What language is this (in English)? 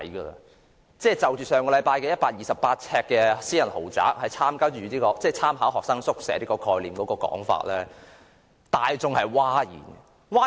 Cantonese